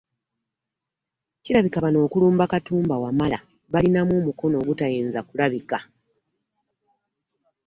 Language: Ganda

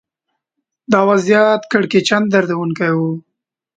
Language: Pashto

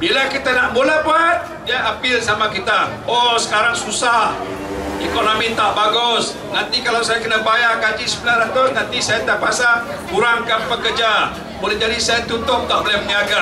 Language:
Malay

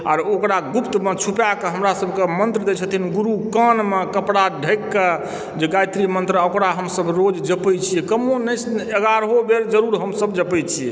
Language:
Maithili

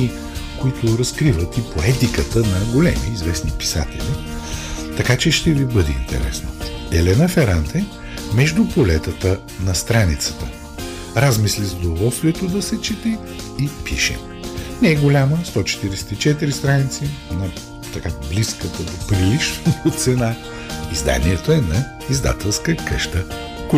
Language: Bulgarian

